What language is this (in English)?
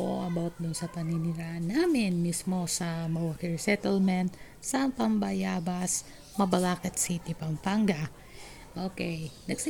Filipino